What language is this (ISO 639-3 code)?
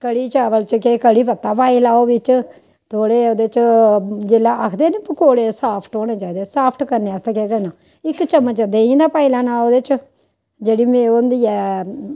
doi